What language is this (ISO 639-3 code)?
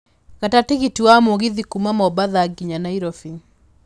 kik